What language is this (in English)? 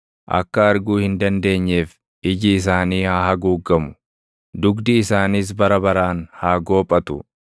Oromo